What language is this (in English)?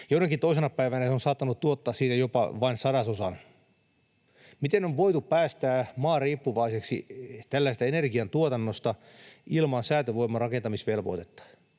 Finnish